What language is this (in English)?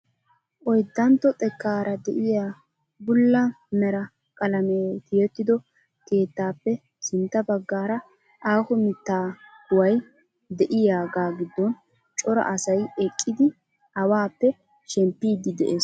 Wolaytta